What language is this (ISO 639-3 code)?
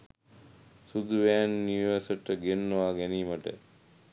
sin